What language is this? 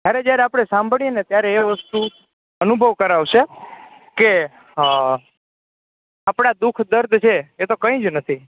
Gujarati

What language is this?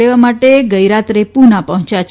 Gujarati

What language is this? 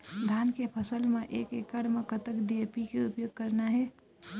Chhattisgarhi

